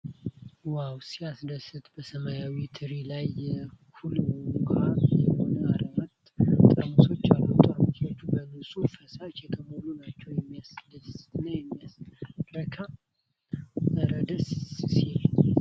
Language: Amharic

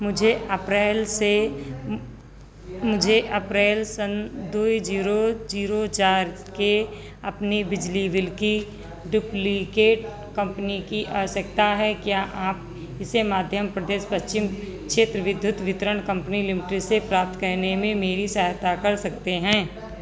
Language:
Hindi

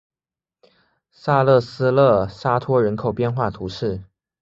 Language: Chinese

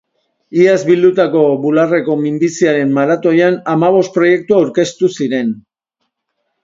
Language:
Basque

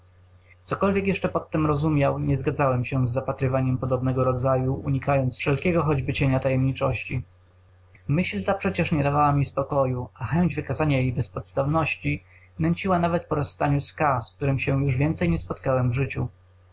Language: Polish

